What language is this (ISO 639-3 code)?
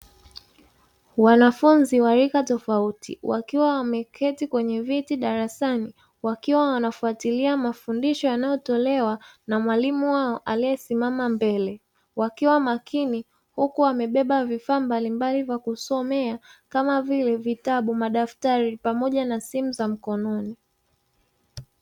swa